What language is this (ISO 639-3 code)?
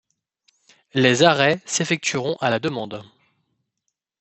fra